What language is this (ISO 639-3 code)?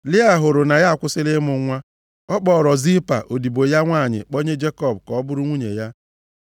ibo